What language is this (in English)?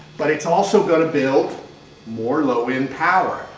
English